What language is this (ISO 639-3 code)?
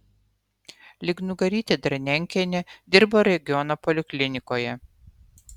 lit